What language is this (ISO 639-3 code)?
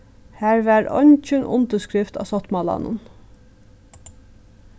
fao